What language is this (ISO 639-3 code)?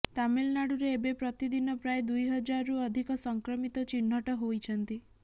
ori